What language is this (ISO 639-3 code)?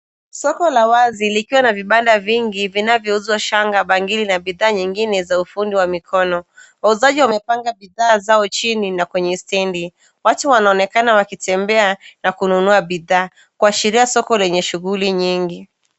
swa